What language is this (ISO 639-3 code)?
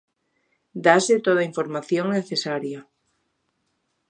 glg